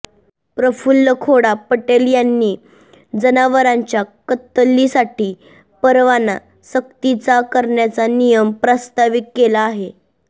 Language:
Marathi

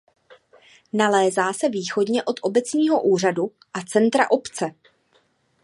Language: Czech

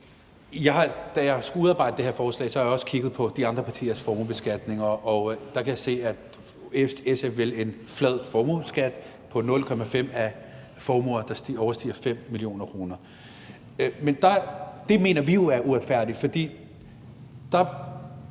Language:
Danish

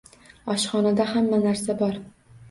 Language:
Uzbek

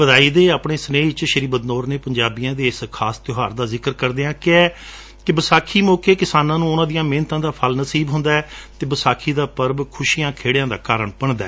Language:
Punjabi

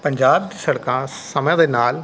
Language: Punjabi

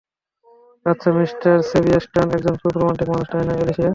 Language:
Bangla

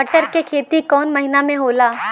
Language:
Bhojpuri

